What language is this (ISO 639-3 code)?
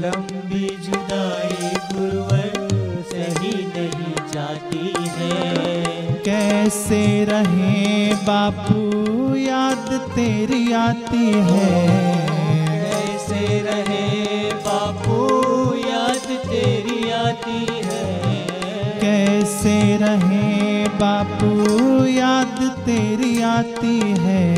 hin